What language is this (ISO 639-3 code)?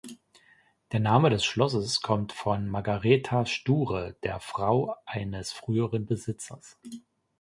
deu